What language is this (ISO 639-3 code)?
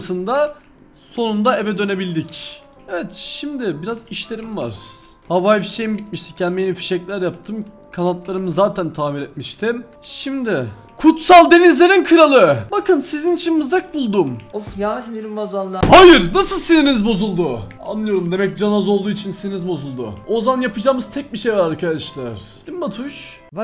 tur